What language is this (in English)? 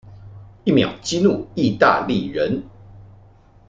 Chinese